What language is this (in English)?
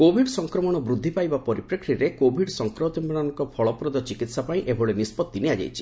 Odia